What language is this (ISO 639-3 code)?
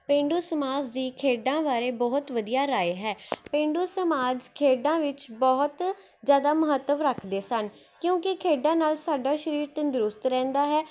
pan